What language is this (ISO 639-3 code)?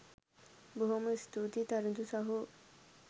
sin